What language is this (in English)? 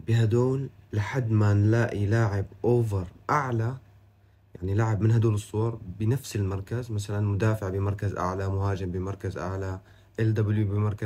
Arabic